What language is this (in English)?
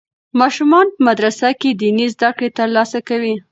Pashto